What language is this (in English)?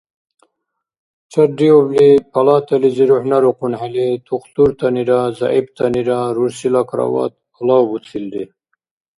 Dargwa